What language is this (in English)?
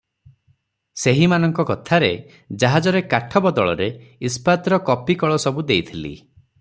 Odia